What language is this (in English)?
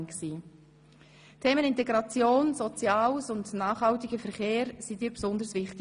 Swiss German